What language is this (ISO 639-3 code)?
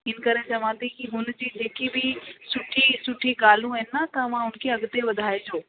snd